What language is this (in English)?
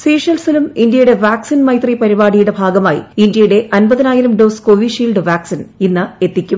Malayalam